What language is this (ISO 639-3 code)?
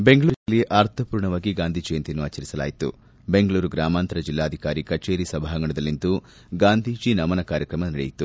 kan